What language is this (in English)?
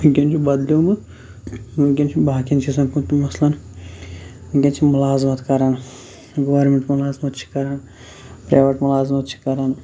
Kashmiri